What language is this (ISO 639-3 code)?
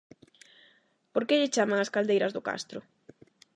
glg